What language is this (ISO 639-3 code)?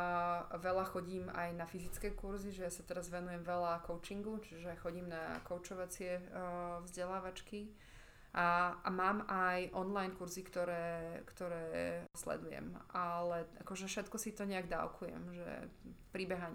slk